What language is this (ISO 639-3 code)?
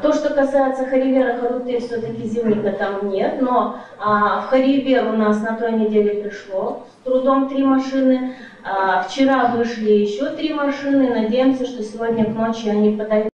rus